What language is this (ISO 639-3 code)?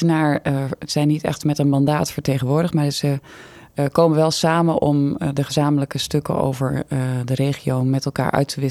nld